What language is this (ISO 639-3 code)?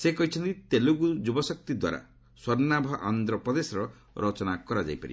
ori